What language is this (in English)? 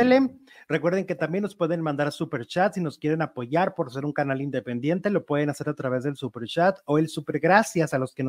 Spanish